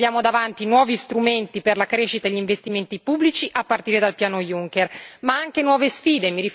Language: Italian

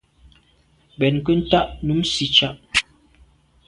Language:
Medumba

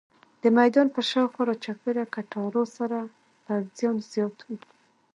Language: Pashto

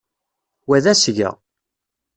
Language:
Kabyle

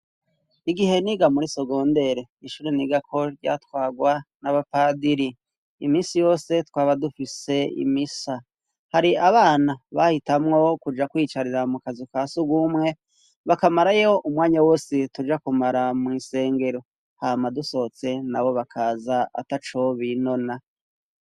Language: Rundi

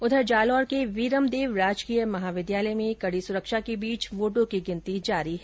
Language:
Hindi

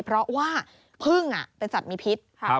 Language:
Thai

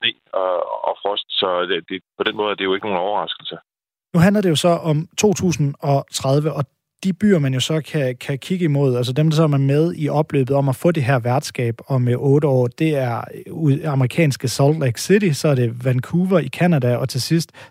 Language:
Danish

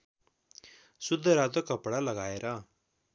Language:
Nepali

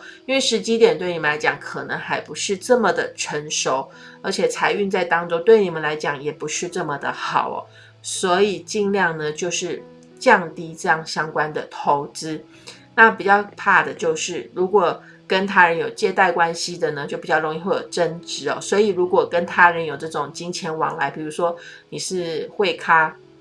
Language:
Chinese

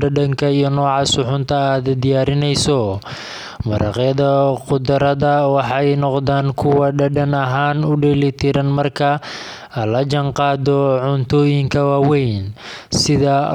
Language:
Somali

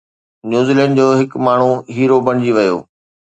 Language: Sindhi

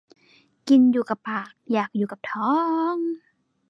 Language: Thai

